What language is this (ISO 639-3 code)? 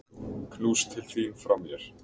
isl